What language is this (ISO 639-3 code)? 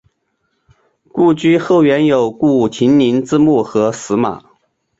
zho